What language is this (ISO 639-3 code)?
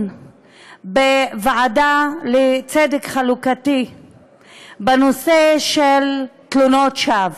heb